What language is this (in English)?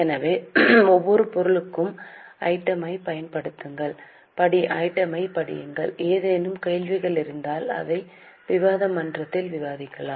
Tamil